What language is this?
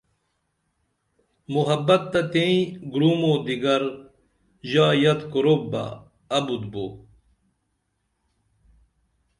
Dameli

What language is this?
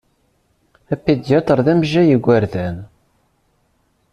Kabyle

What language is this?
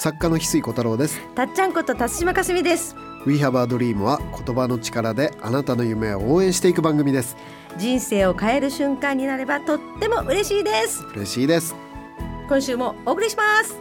Japanese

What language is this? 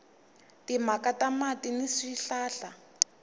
Tsonga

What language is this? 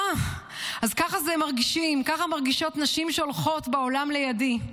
Hebrew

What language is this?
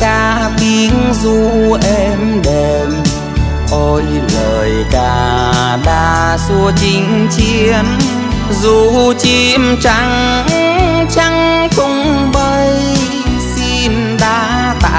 Vietnamese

